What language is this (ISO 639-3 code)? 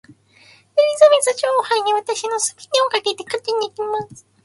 jpn